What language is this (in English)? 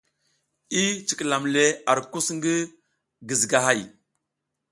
South Giziga